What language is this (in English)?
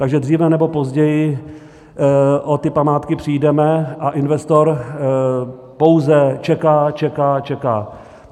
Czech